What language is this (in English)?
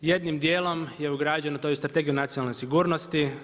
Croatian